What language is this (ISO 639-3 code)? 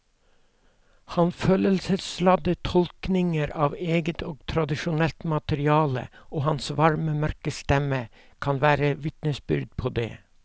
nor